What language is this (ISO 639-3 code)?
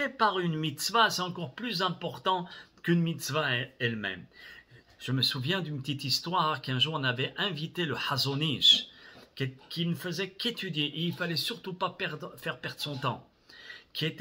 fra